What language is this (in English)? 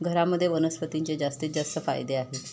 Marathi